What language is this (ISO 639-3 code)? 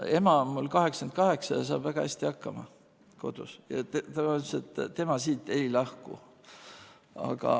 est